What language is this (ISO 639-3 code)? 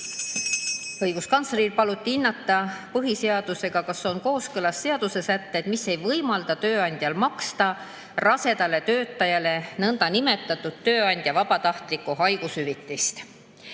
est